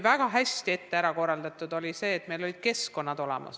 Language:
Estonian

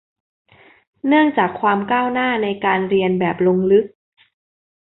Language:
Thai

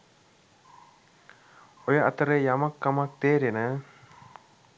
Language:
Sinhala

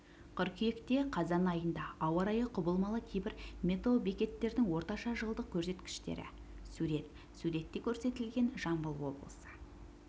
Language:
Kazakh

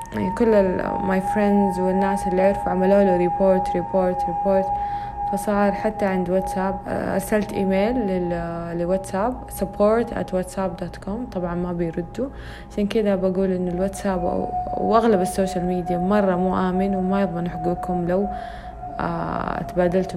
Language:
Arabic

